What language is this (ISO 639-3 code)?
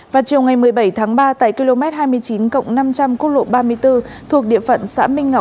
vie